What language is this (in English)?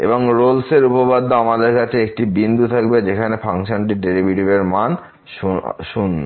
Bangla